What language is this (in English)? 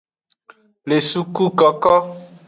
Aja (Benin)